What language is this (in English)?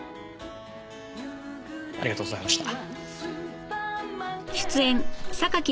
Japanese